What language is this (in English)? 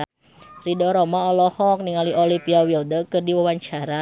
Sundanese